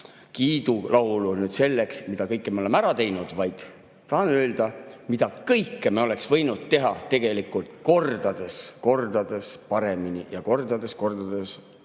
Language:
Estonian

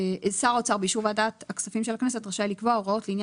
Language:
Hebrew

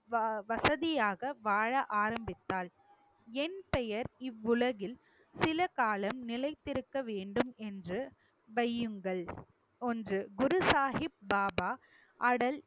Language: Tamil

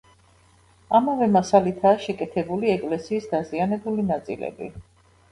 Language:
Georgian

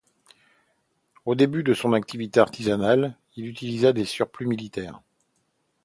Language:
French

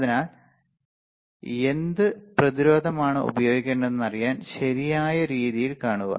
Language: Malayalam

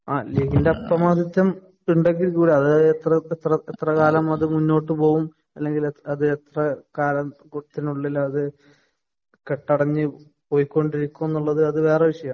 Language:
Malayalam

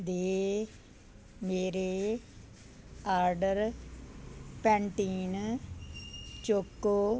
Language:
Punjabi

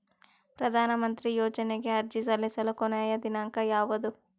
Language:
Kannada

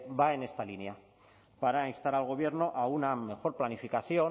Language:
Spanish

